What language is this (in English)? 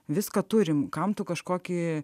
Lithuanian